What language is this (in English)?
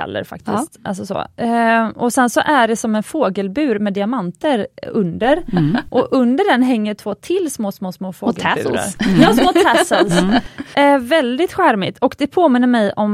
Swedish